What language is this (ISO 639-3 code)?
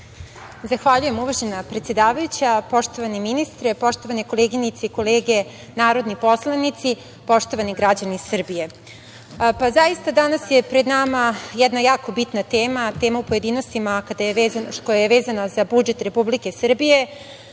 srp